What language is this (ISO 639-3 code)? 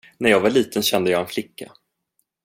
swe